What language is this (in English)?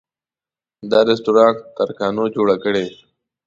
Pashto